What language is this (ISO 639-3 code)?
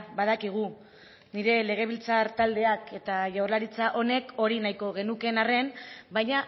eus